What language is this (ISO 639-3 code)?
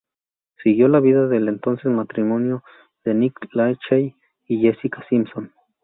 spa